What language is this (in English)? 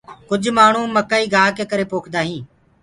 Gurgula